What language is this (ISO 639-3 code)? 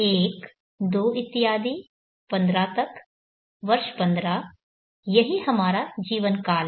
hin